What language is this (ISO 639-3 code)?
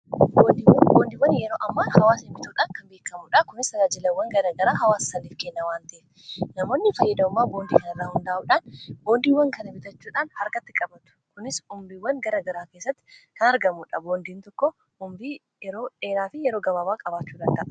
orm